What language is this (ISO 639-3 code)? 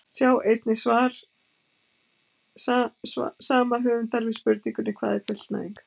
isl